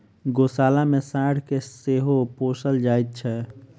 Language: Maithili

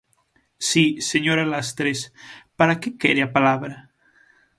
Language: Galician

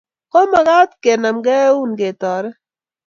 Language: Kalenjin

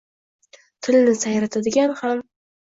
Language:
Uzbek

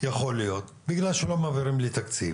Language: Hebrew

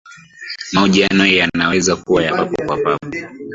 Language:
Swahili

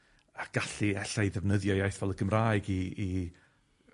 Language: Welsh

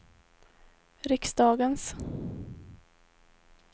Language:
Swedish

